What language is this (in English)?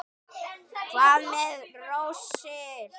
Icelandic